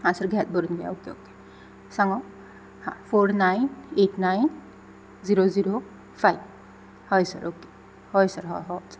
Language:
Konkani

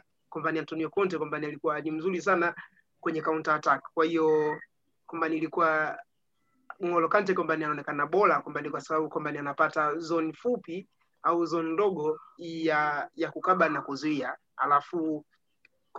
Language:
Swahili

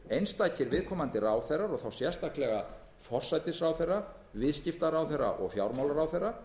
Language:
Icelandic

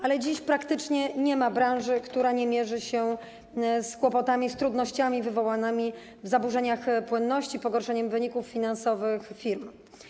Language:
Polish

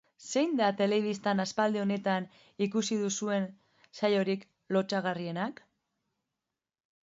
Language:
Basque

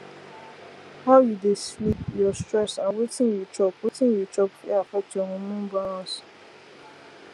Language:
Nigerian Pidgin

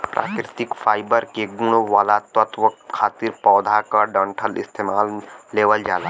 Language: Bhojpuri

